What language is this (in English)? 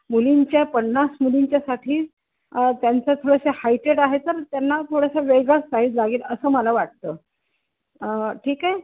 Marathi